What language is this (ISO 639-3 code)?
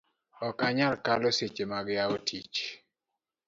luo